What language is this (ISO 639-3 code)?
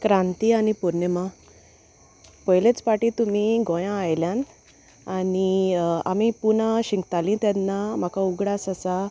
kok